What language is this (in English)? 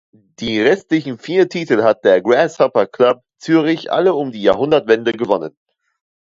German